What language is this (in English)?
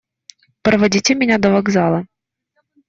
Russian